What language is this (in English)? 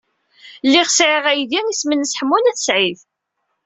Kabyle